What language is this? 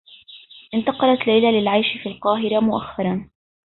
Arabic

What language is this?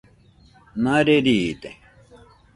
Nüpode Huitoto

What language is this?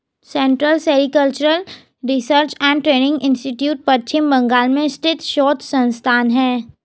Hindi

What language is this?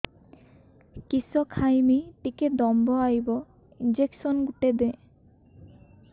Odia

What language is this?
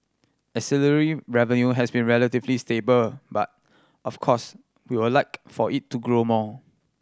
English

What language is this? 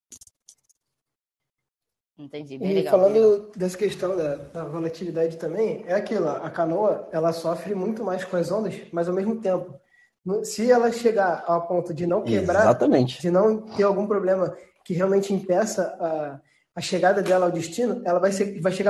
Portuguese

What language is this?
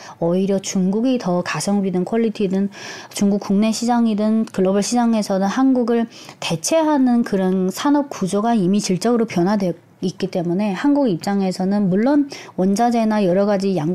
Korean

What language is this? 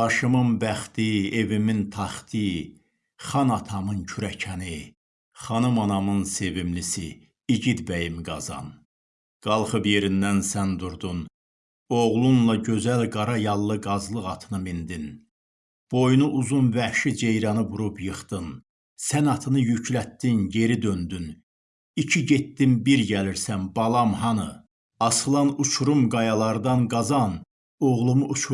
Turkish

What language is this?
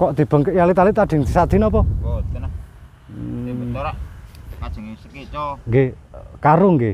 Indonesian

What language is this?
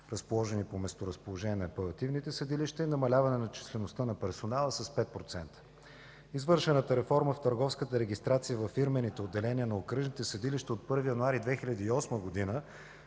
Bulgarian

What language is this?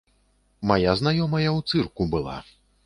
Belarusian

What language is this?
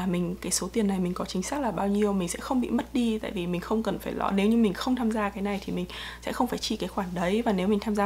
Vietnamese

